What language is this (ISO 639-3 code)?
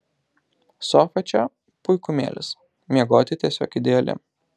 lit